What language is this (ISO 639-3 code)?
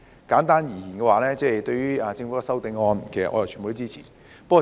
yue